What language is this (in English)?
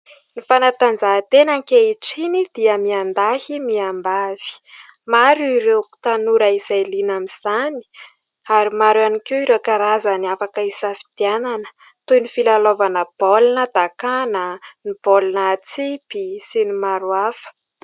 Malagasy